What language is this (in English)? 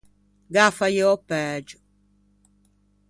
Ligurian